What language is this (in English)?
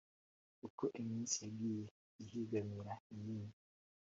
Kinyarwanda